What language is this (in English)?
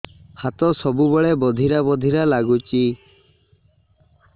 Odia